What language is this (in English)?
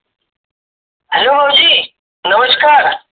Marathi